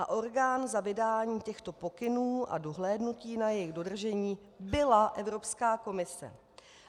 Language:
Czech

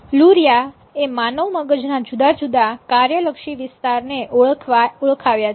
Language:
Gujarati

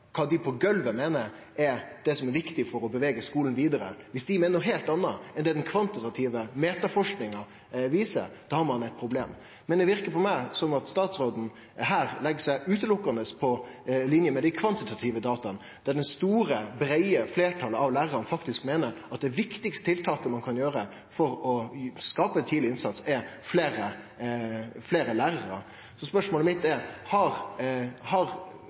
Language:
Norwegian Nynorsk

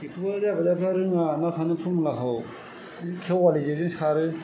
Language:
Bodo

